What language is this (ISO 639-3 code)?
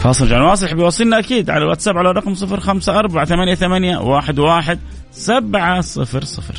ara